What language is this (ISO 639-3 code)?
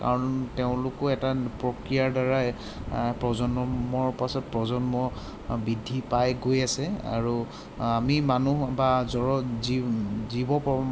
asm